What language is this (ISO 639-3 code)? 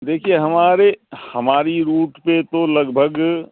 urd